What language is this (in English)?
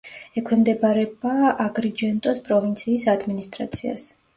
Georgian